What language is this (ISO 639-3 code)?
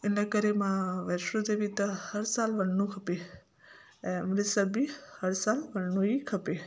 snd